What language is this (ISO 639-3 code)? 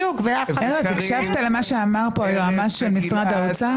heb